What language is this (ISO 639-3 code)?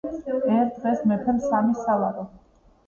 kat